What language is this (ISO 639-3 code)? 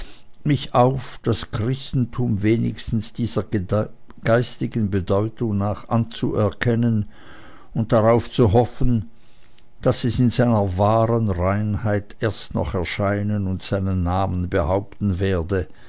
deu